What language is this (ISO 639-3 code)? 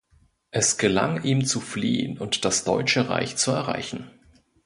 deu